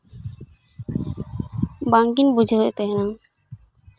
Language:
Santali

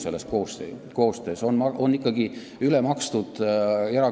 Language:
Estonian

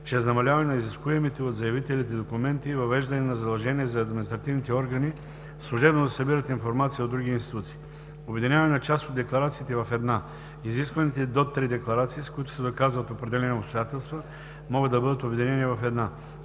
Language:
Bulgarian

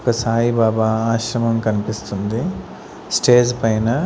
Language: Telugu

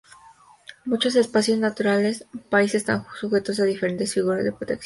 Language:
Spanish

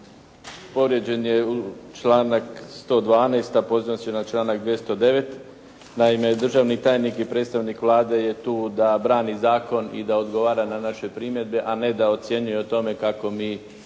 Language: Croatian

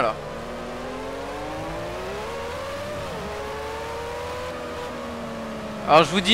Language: French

